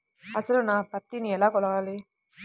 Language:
Telugu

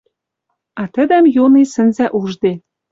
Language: Western Mari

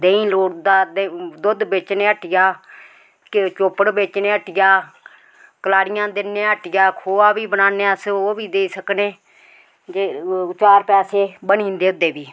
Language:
Dogri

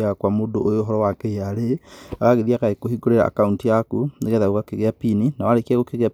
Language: Kikuyu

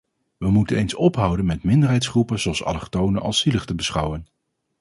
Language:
Dutch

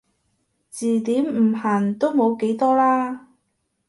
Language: Cantonese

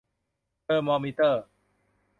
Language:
Thai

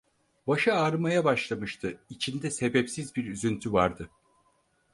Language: Turkish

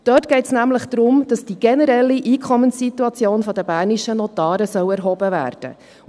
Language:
Swiss German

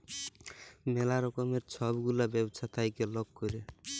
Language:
Bangla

